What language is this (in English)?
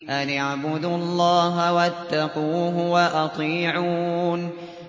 Arabic